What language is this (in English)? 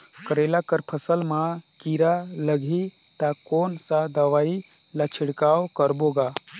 Chhattisgarhi